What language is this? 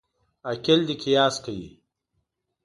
Pashto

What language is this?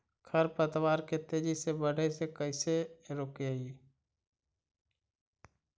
Magahi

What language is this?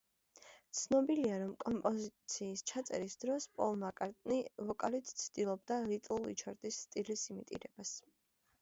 Georgian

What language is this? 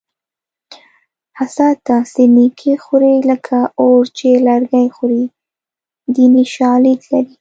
Pashto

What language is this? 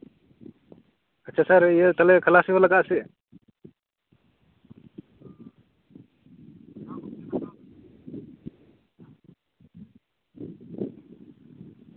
Santali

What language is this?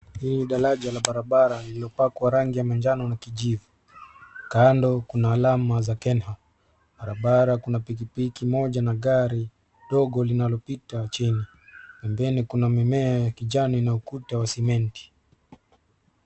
Swahili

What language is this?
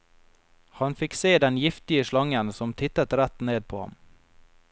Norwegian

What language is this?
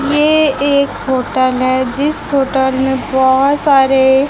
Hindi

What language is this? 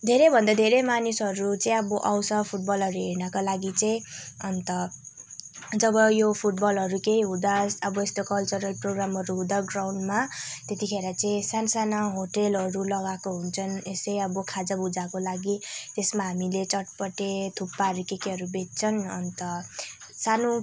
Nepali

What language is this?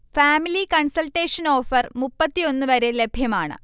Malayalam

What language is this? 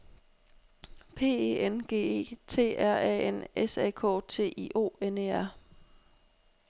Danish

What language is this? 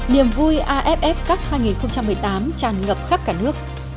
Vietnamese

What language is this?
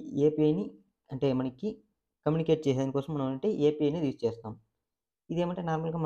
Telugu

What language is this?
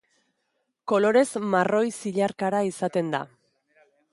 Basque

